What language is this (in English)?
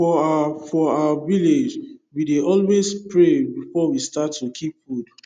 Nigerian Pidgin